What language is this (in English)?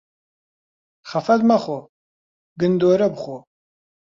Central Kurdish